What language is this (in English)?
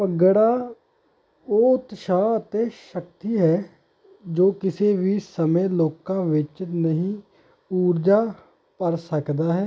Punjabi